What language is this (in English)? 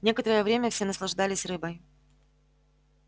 Russian